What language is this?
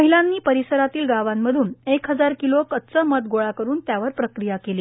Marathi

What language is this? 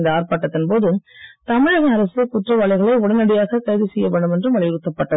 Tamil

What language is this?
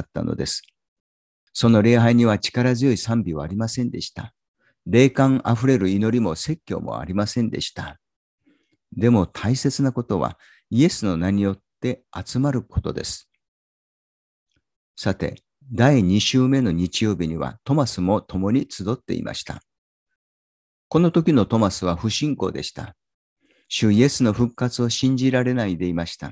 Japanese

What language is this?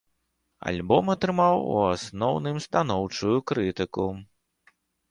Belarusian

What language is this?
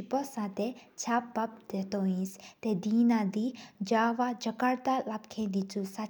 Sikkimese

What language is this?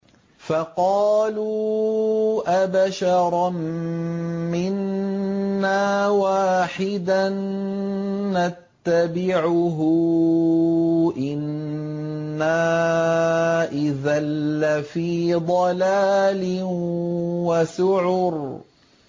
Arabic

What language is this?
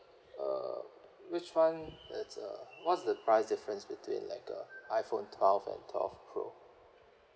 English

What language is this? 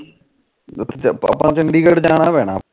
Punjabi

